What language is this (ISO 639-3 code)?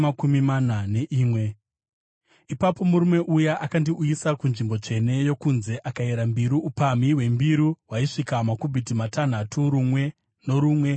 sna